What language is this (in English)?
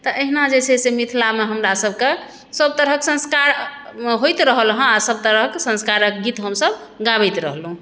Maithili